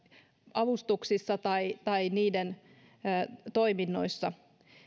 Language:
Finnish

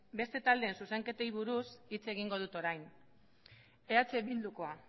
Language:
Basque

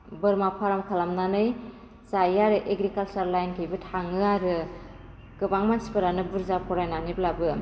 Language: Bodo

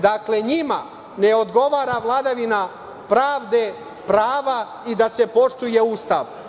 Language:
Serbian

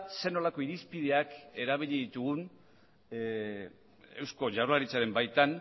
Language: Basque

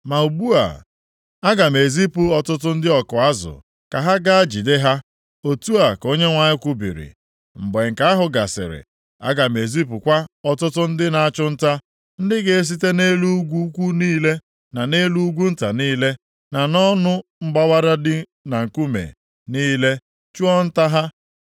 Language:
Igbo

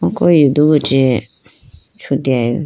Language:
Idu-Mishmi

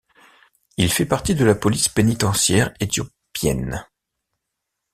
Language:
French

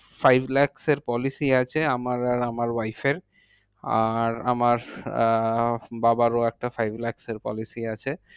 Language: Bangla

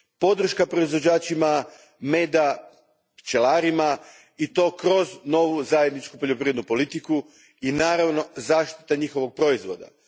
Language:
Croatian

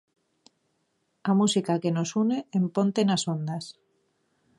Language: Galician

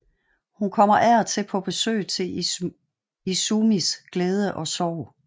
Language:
Danish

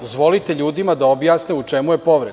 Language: Serbian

